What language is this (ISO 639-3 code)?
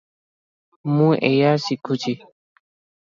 ori